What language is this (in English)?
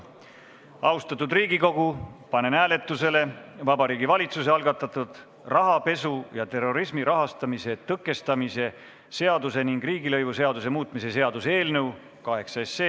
Estonian